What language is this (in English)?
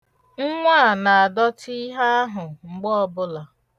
Igbo